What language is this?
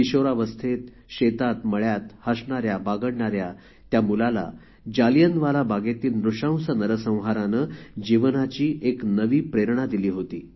Marathi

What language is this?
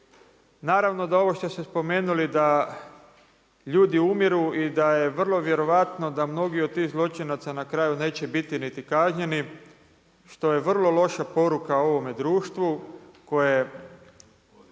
Croatian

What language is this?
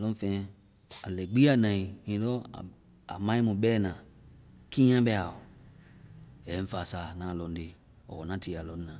Vai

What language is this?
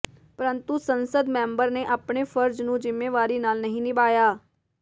Punjabi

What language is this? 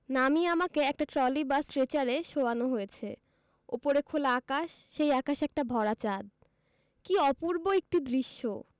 Bangla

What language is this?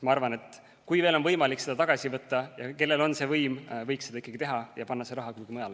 Estonian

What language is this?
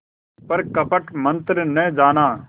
Hindi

